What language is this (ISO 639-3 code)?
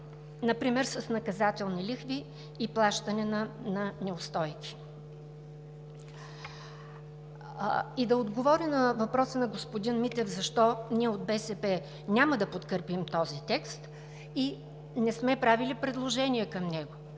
bul